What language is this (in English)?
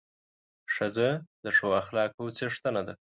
Pashto